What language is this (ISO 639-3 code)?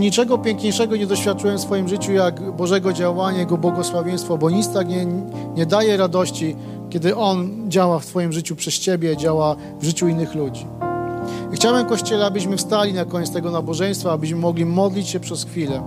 pol